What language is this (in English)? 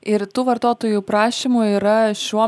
Lithuanian